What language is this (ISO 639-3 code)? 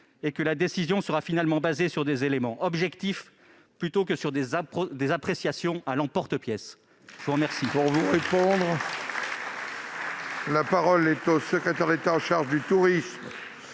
fra